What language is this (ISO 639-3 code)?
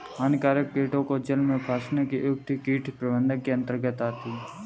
hin